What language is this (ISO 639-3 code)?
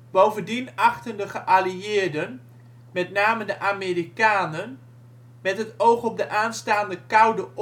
nld